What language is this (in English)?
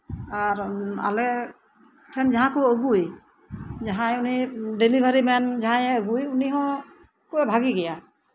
Santali